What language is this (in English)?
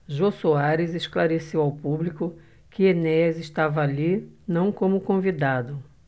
Portuguese